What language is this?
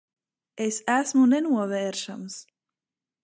Latvian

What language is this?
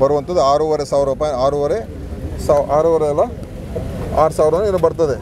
Kannada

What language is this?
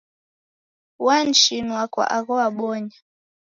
Taita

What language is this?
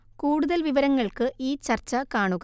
Malayalam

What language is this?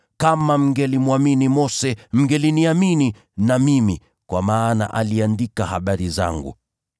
Swahili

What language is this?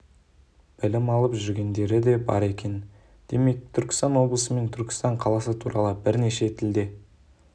Kazakh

